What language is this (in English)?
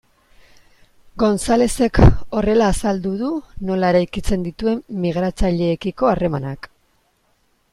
Basque